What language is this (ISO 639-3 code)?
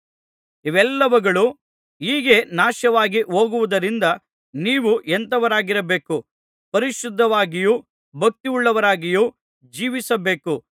kan